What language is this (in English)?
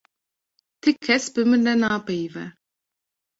Kurdish